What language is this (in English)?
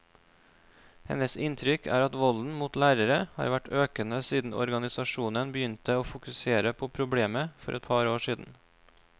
Norwegian